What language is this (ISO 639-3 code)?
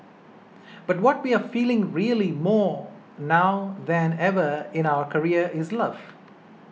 eng